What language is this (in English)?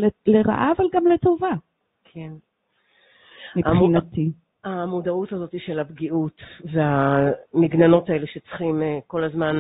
Hebrew